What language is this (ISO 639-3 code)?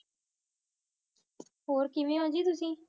pan